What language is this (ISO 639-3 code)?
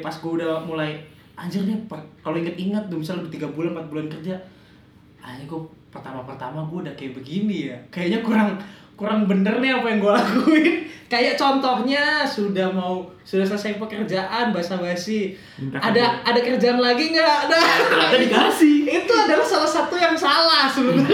ind